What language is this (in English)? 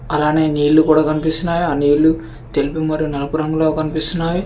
Telugu